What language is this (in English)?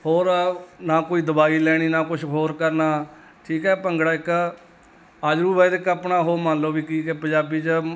Punjabi